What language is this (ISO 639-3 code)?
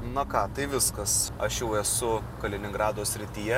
lit